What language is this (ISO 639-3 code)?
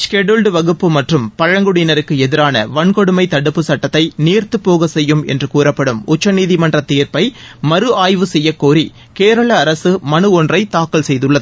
tam